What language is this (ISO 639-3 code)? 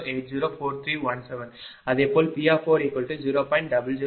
tam